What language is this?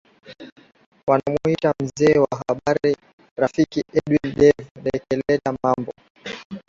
Swahili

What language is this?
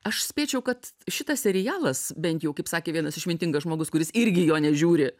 Lithuanian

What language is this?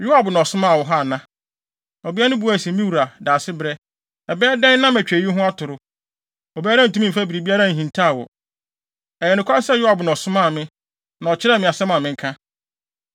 Akan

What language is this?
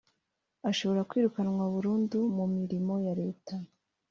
Kinyarwanda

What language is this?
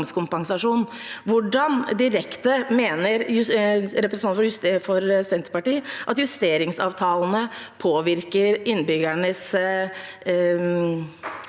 Norwegian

